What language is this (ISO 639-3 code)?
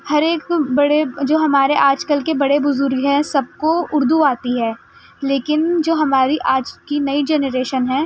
urd